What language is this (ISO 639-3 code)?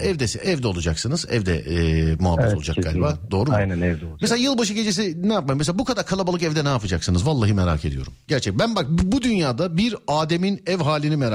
tur